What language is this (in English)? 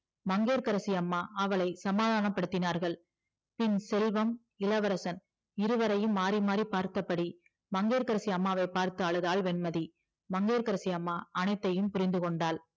Tamil